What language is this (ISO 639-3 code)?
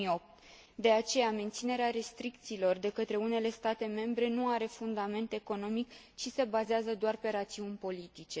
ron